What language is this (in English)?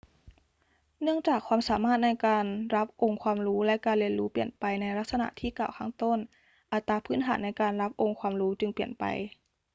Thai